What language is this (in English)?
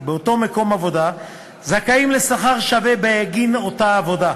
Hebrew